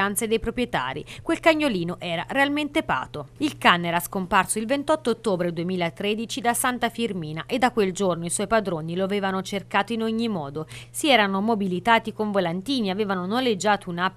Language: Italian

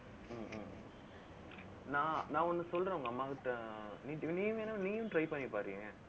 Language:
Tamil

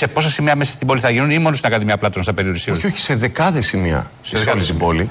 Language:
Greek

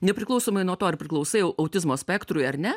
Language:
Lithuanian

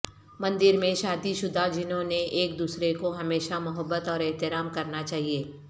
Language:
Urdu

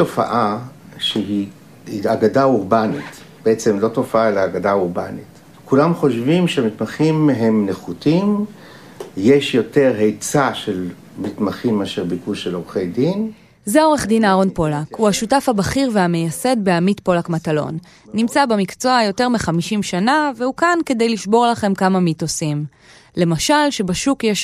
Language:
Hebrew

